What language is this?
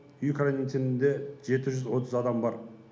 Kazakh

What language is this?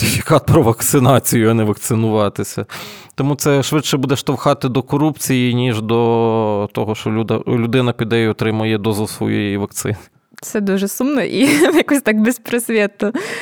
Ukrainian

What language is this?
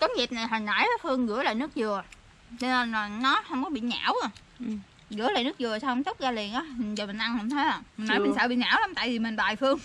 Vietnamese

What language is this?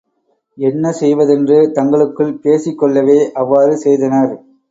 Tamil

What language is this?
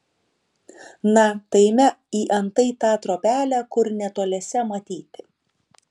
Lithuanian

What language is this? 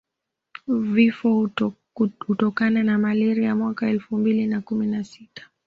Swahili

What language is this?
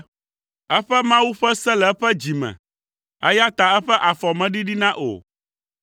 Ewe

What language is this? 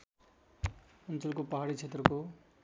Nepali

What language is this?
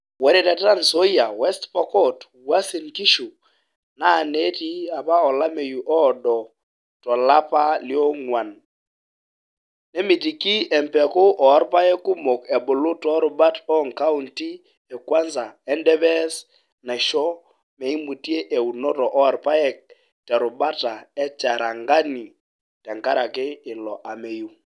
Masai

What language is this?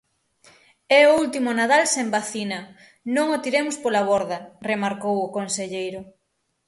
Galician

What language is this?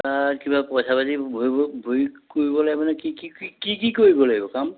Assamese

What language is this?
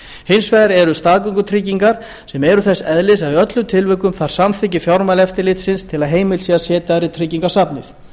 Icelandic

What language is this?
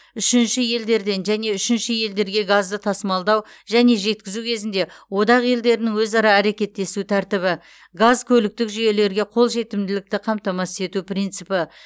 Kazakh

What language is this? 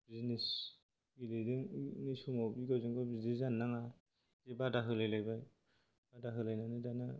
Bodo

